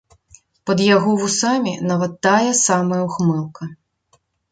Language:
Belarusian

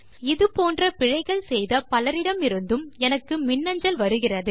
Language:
Tamil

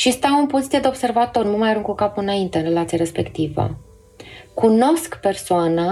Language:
Romanian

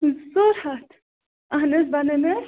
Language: Kashmiri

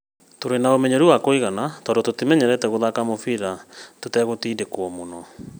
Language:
Kikuyu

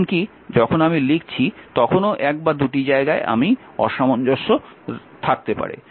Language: Bangla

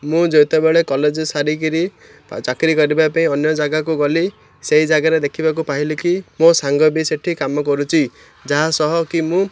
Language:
Odia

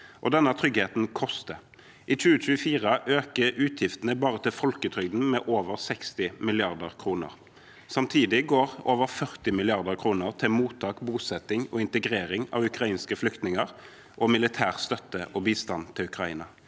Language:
Norwegian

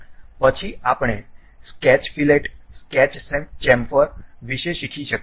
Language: Gujarati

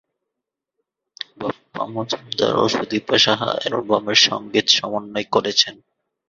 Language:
Bangla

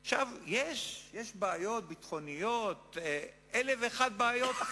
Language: Hebrew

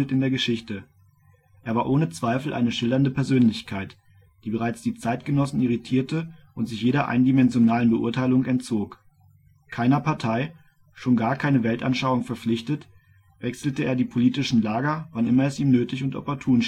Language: German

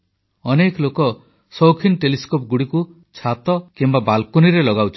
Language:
Odia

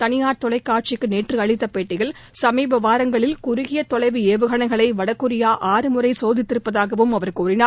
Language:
Tamil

